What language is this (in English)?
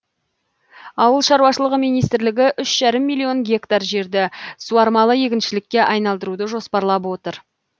Kazakh